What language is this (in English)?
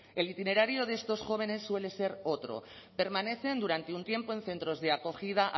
Spanish